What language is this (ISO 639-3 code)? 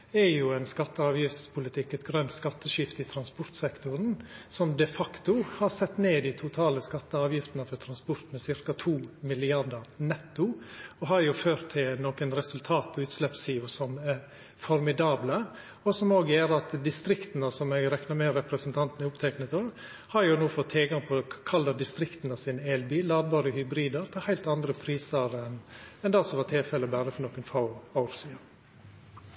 nno